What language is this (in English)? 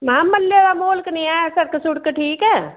Dogri